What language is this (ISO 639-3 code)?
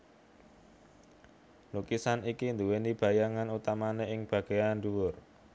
jav